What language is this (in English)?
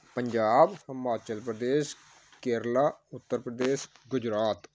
Punjabi